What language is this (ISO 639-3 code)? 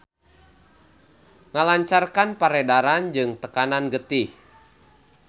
sun